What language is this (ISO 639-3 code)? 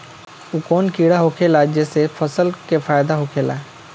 bho